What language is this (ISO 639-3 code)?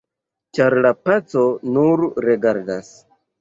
epo